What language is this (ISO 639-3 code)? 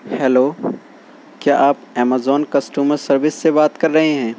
urd